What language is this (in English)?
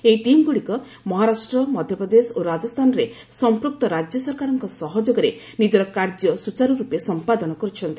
Odia